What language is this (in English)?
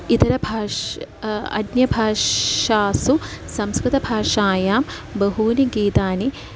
Sanskrit